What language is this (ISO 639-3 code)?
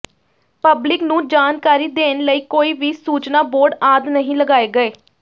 pan